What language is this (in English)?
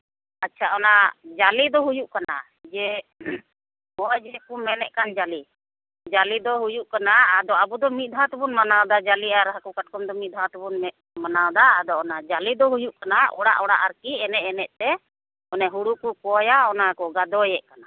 Santali